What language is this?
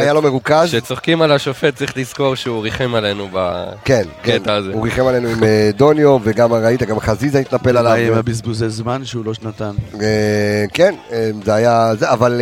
Hebrew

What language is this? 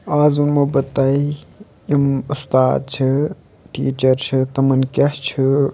Kashmiri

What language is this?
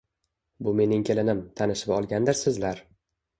Uzbek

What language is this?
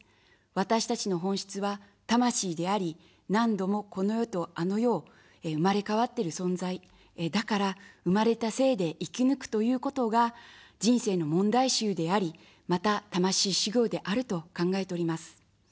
Japanese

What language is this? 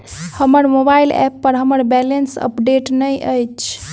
Maithili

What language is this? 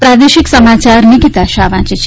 Gujarati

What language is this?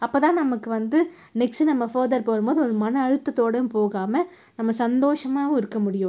Tamil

